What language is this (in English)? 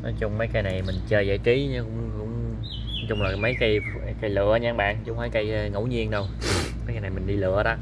Vietnamese